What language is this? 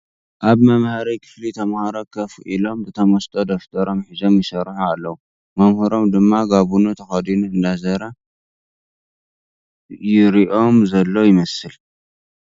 Tigrinya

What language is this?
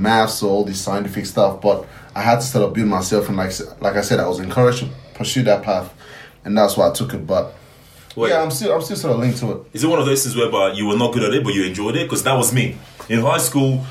English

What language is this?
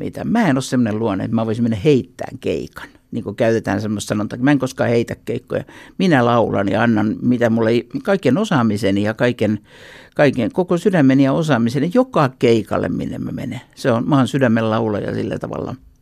Finnish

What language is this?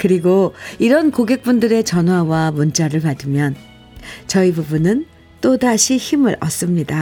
Korean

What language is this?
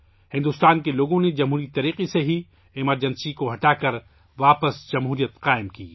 Urdu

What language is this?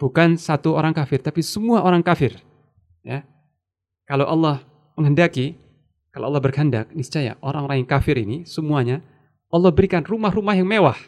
Indonesian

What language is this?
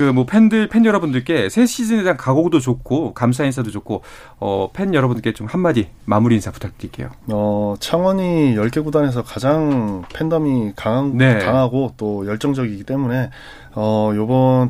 Korean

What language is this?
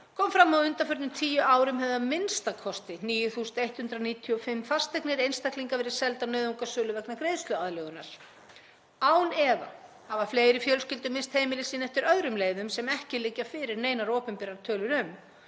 Icelandic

